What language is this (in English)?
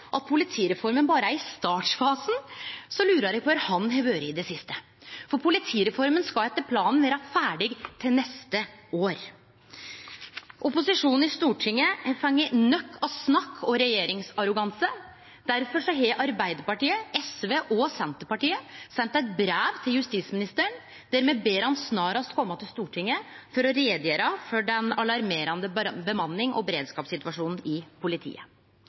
Norwegian Nynorsk